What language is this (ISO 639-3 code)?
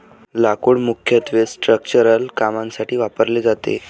mar